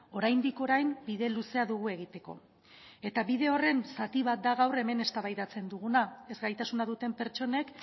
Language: Basque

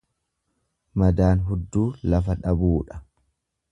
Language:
Oromo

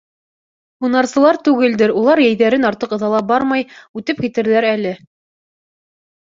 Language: Bashkir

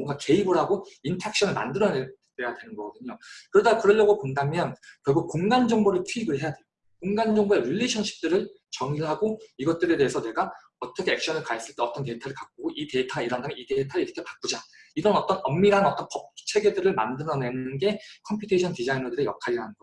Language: Korean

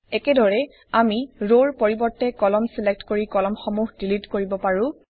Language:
Assamese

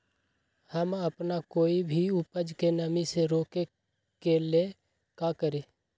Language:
Magahi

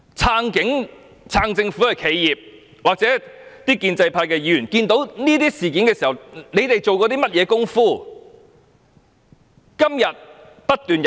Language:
Cantonese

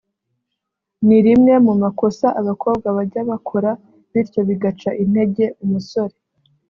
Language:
Kinyarwanda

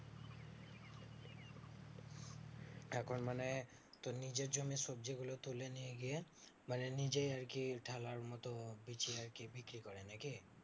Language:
Bangla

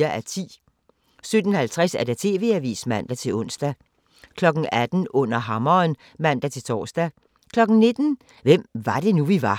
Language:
Danish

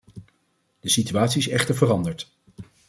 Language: Dutch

